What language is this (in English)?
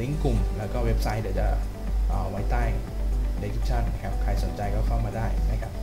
Thai